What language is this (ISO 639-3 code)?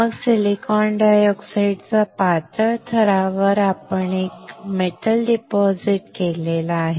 mar